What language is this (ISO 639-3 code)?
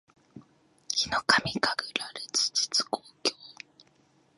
jpn